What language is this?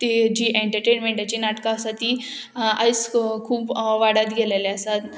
Konkani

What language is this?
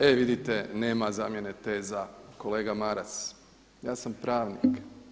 Croatian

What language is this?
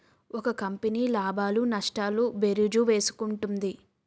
Telugu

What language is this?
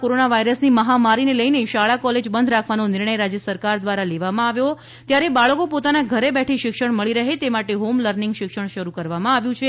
Gujarati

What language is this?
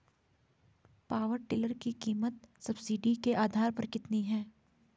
Hindi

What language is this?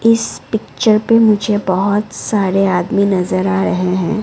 Hindi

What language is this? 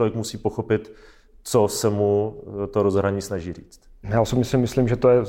Czech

